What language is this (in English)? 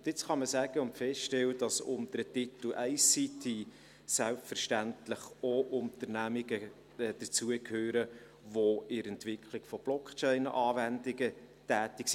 Swiss German